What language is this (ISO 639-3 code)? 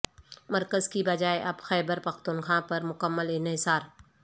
urd